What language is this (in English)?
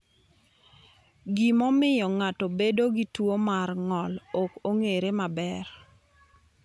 Luo (Kenya and Tanzania)